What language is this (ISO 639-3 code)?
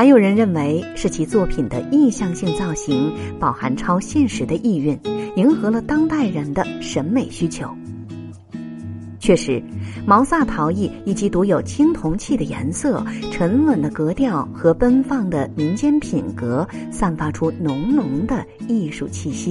zho